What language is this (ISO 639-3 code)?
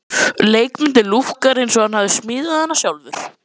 isl